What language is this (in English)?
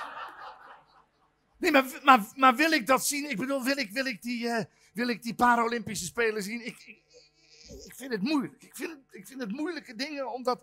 Dutch